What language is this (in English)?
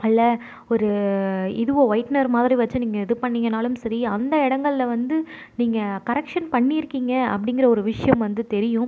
Tamil